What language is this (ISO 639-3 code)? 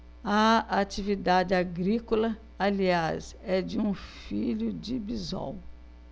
por